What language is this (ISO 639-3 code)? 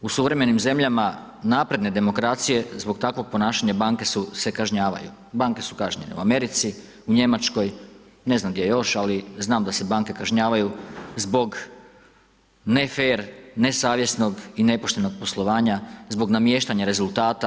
hrv